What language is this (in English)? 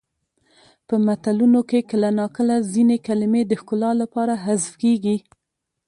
Pashto